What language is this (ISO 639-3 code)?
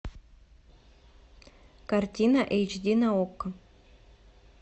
rus